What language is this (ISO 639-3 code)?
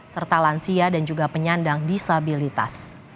ind